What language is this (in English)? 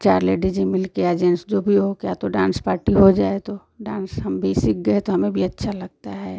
Hindi